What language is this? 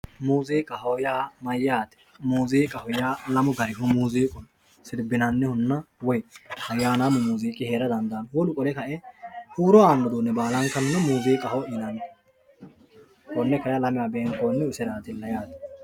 Sidamo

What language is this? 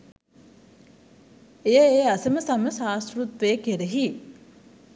Sinhala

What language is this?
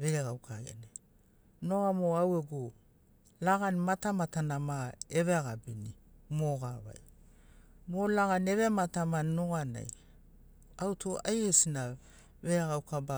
Sinaugoro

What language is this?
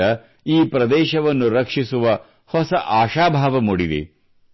Kannada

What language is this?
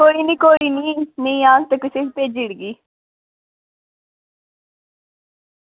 Dogri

